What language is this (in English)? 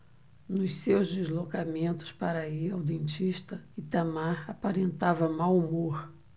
Portuguese